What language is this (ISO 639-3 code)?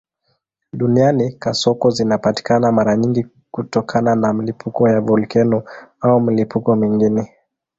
swa